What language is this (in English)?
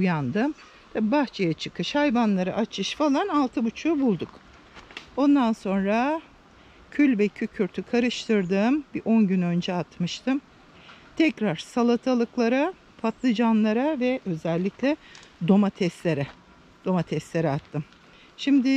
Turkish